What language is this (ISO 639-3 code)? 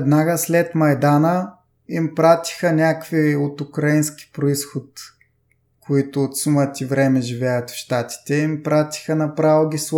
bul